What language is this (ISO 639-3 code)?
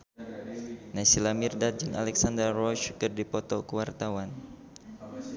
sun